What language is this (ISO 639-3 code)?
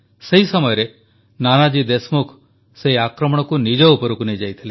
ori